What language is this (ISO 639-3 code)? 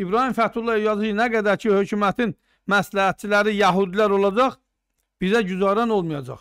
tur